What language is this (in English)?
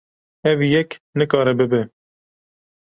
Kurdish